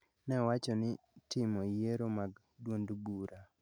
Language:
Luo (Kenya and Tanzania)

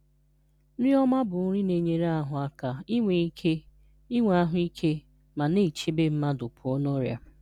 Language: Igbo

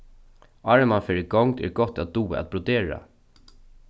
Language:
Faroese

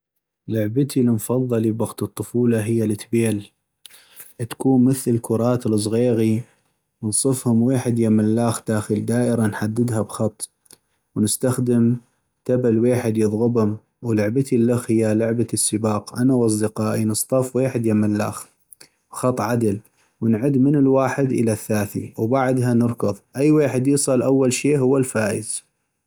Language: North Mesopotamian Arabic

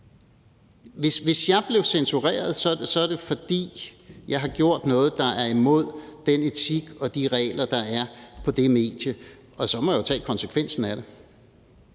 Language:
Danish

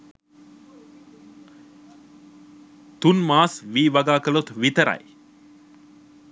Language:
Sinhala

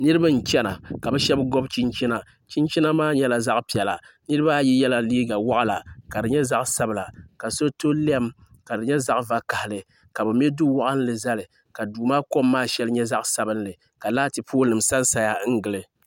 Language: Dagbani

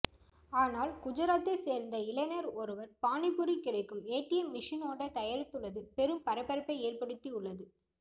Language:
Tamil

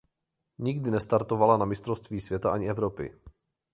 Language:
Czech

